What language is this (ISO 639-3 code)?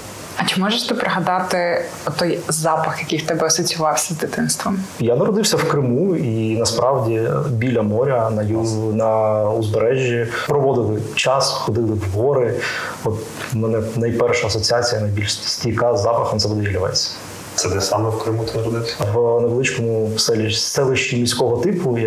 ukr